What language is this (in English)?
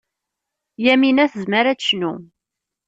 Kabyle